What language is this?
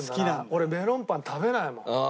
Japanese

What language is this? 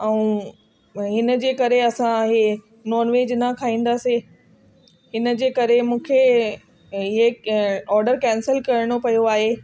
Sindhi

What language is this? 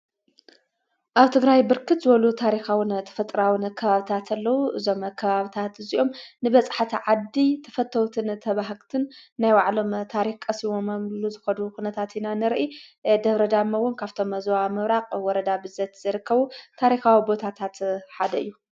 Tigrinya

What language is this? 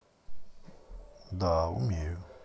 Russian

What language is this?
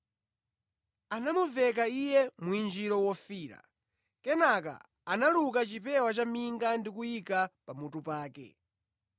Nyanja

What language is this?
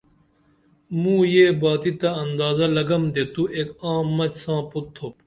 Dameli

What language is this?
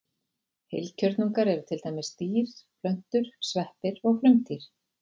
Icelandic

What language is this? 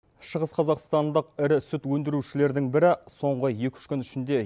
Kazakh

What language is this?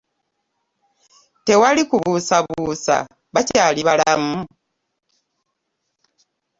Ganda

